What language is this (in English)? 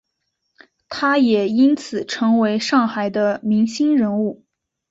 Chinese